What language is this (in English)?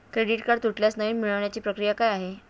Marathi